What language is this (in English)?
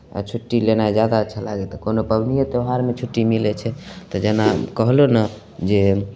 Maithili